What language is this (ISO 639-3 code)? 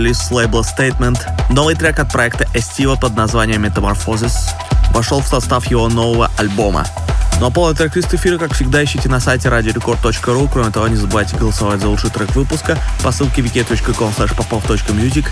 rus